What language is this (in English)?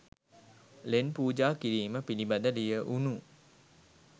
Sinhala